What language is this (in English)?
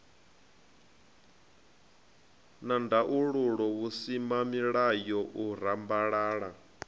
Venda